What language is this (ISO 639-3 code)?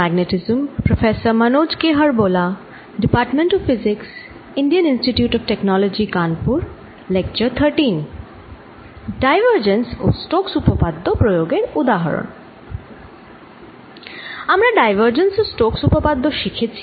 ben